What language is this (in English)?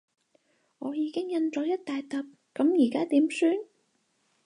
Cantonese